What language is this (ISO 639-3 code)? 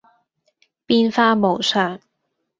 yue